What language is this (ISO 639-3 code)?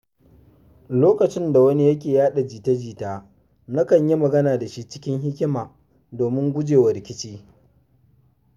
hau